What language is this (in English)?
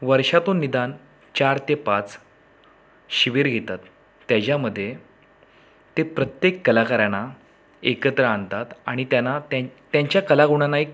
Marathi